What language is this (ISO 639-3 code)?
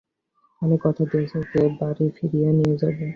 ben